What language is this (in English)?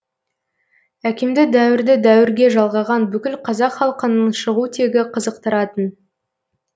Kazakh